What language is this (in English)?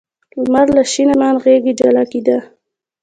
Pashto